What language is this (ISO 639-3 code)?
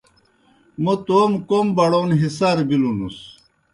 plk